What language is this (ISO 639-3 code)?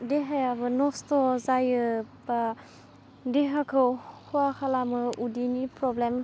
brx